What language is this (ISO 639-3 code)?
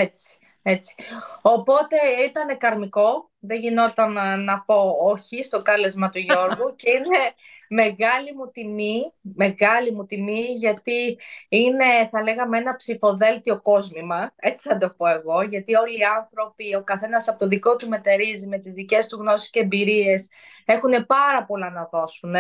ell